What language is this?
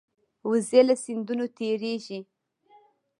Pashto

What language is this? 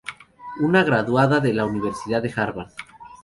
Spanish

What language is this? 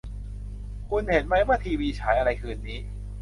Thai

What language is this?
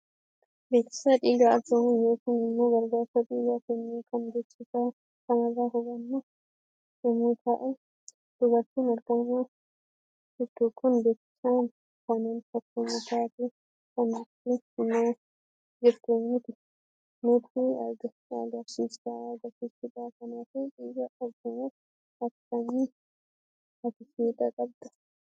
Oromo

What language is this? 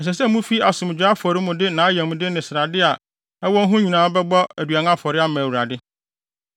Akan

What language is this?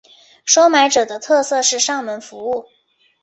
Chinese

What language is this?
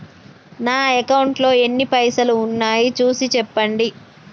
Telugu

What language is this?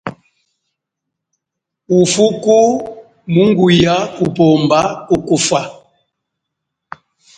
Chokwe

